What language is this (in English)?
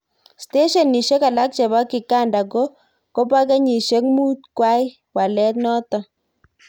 Kalenjin